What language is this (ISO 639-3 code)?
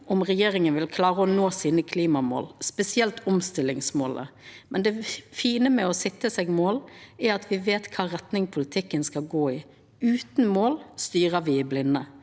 nor